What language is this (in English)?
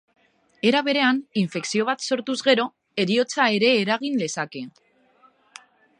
Basque